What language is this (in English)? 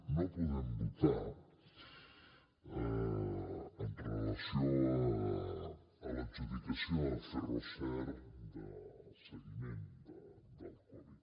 Catalan